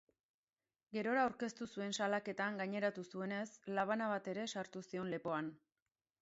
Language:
Basque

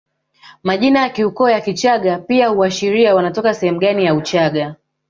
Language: Swahili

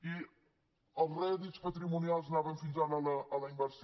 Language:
Catalan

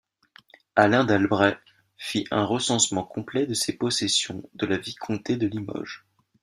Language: French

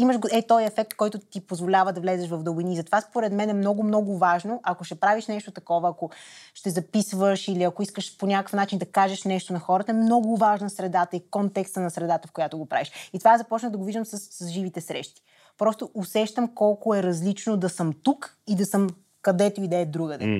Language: Bulgarian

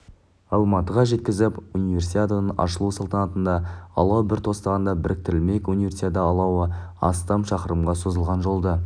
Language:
Kazakh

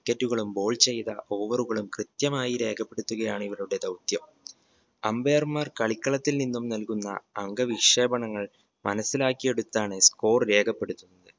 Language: Malayalam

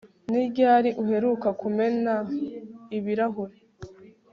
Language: Kinyarwanda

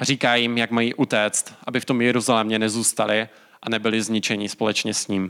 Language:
Czech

